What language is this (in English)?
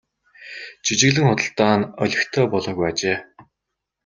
Mongolian